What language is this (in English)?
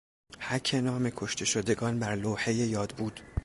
Persian